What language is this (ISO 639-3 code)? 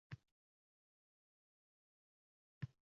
uzb